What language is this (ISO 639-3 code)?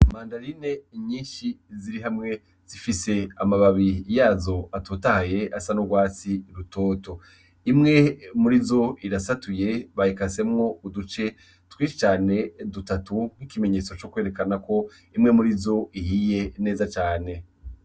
run